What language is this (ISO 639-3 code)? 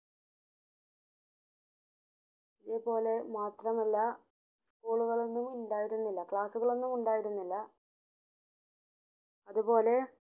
mal